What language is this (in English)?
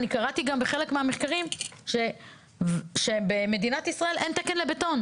Hebrew